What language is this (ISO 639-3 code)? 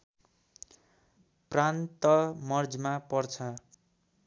nep